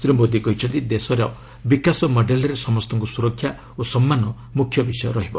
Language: Odia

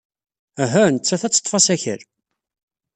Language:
Kabyle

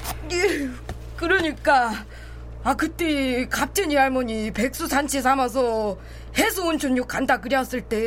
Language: Korean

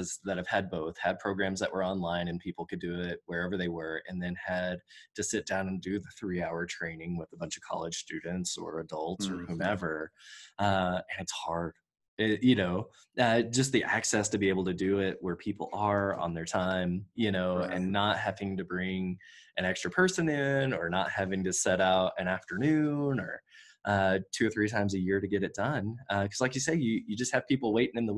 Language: English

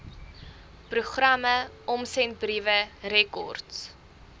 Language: Afrikaans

